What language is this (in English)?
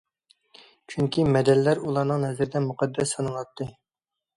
Uyghur